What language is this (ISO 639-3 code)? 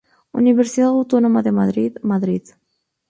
spa